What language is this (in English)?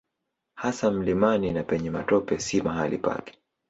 Swahili